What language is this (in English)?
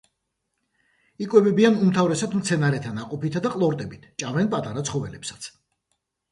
Georgian